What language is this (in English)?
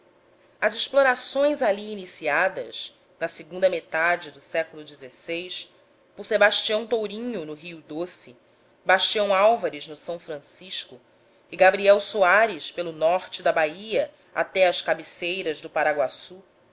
Portuguese